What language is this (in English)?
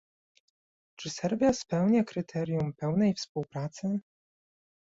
Polish